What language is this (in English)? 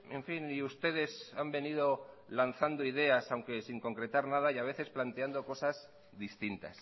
Spanish